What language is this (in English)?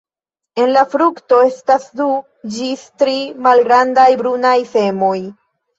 Esperanto